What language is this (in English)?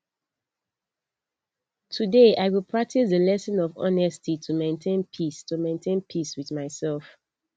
Nigerian Pidgin